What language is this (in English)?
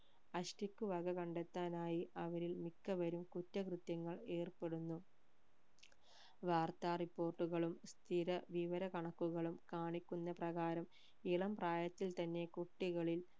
Malayalam